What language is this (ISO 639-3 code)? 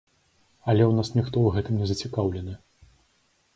bel